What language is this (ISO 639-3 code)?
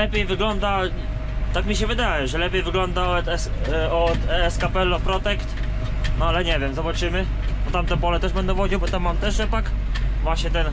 pol